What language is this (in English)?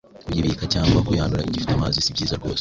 Kinyarwanda